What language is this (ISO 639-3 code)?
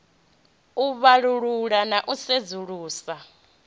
ven